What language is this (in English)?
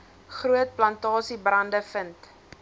Afrikaans